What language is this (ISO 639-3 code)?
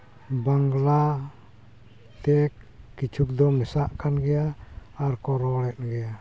sat